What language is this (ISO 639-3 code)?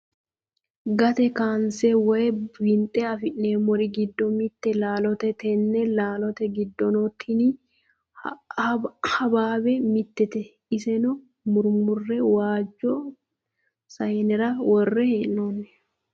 sid